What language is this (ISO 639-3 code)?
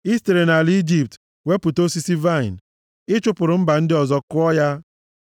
ibo